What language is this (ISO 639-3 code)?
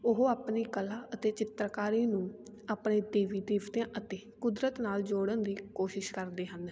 pan